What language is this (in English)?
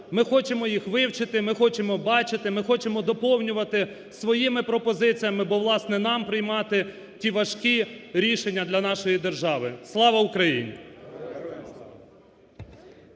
Ukrainian